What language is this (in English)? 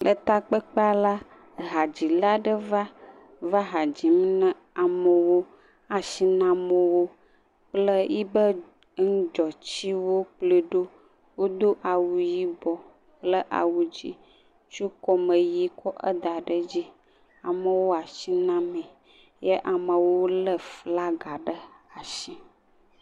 Ewe